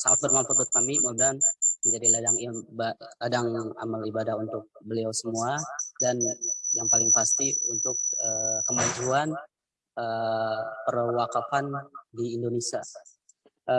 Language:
Indonesian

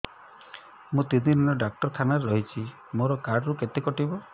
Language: Odia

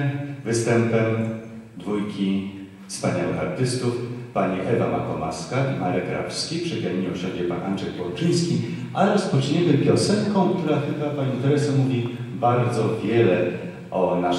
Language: Polish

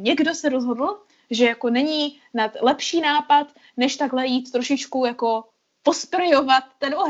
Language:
Czech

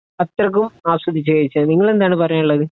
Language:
Malayalam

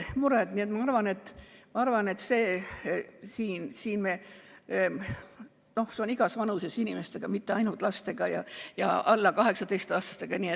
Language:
Estonian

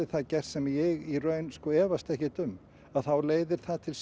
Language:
Icelandic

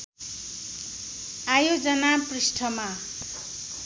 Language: Nepali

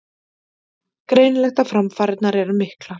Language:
Icelandic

